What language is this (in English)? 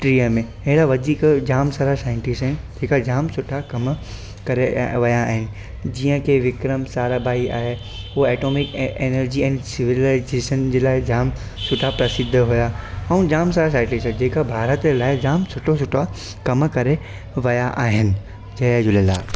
Sindhi